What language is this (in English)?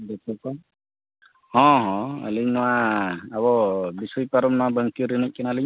Santali